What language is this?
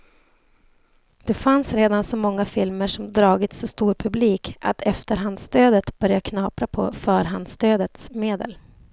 Swedish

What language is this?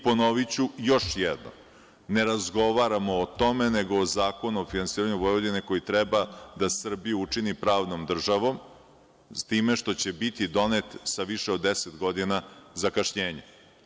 Serbian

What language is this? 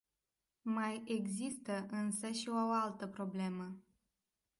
Romanian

